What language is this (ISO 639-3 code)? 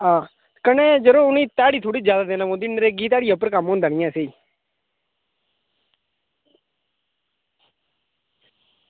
doi